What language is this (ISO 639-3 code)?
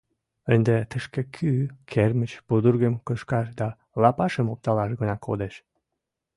chm